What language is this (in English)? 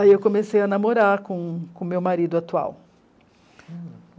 Portuguese